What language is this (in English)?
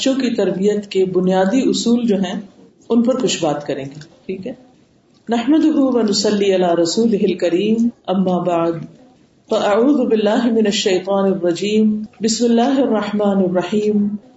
Urdu